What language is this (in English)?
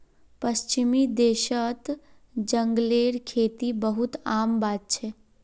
Magahi